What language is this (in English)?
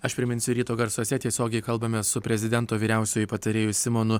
Lithuanian